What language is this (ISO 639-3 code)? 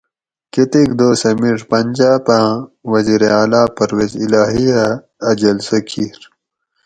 gwc